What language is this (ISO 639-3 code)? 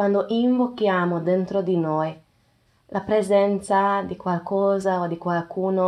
ita